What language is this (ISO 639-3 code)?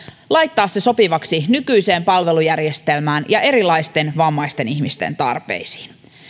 fin